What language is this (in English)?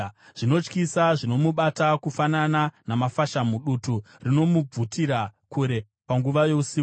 Shona